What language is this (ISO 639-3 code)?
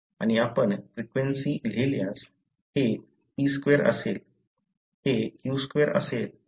mar